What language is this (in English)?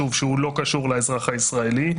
Hebrew